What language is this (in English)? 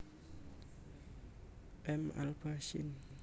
Javanese